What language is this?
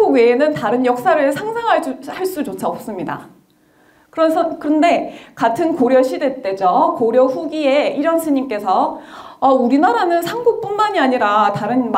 Korean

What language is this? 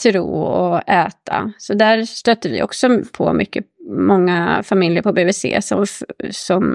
Swedish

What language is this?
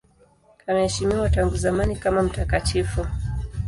Swahili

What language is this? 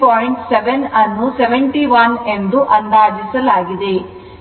Kannada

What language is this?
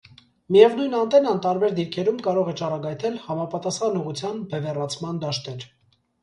Armenian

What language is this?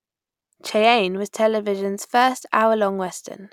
English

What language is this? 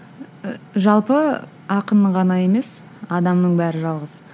Kazakh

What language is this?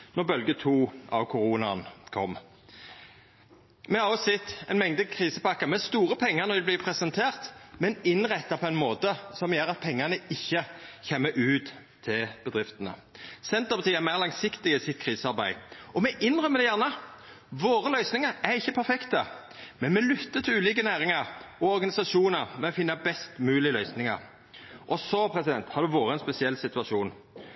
Norwegian Nynorsk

